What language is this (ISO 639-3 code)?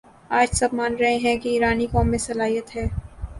urd